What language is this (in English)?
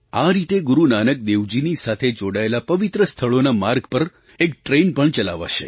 Gujarati